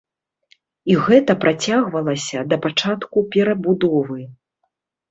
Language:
Belarusian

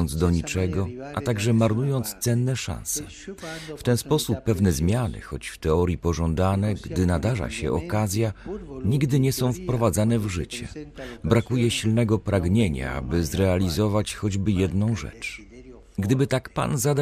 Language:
Polish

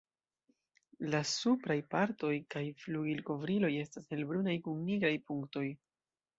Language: Esperanto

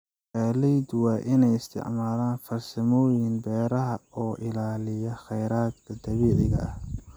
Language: Somali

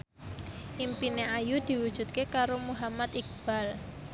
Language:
Javanese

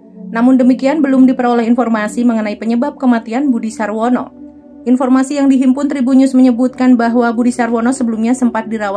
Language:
Indonesian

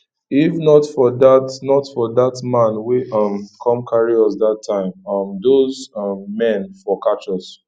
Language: Nigerian Pidgin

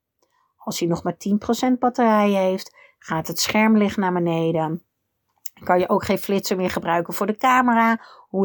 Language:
Dutch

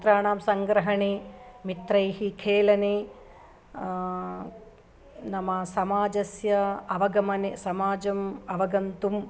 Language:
Sanskrit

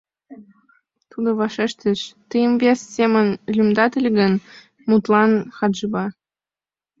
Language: Mari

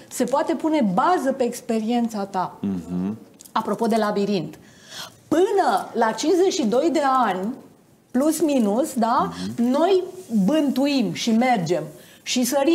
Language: Romanian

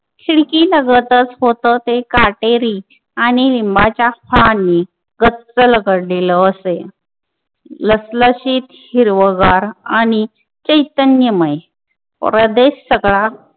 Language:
Marathi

